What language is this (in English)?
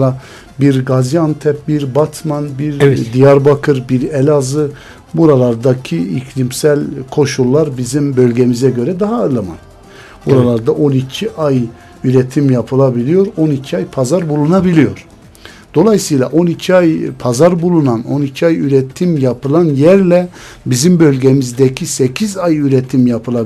Turkish